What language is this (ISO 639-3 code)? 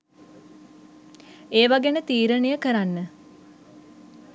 sin